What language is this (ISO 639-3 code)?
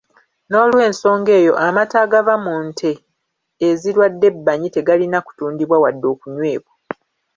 lug